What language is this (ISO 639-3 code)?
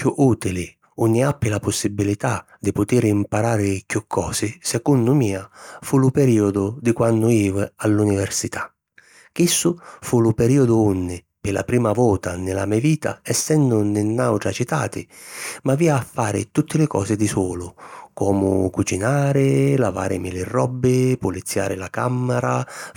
scn